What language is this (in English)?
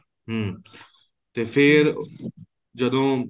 Punjabi